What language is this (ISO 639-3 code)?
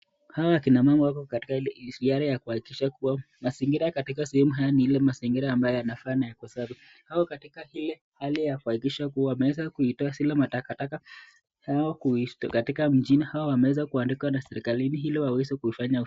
swa